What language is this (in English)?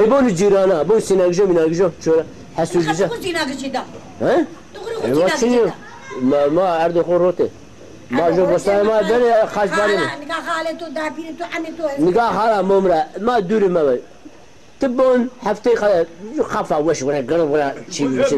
Turkish